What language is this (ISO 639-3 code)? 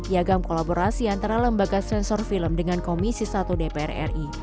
ind